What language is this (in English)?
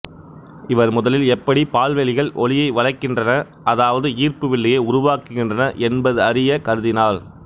Tamil